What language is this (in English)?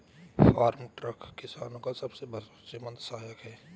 Hindi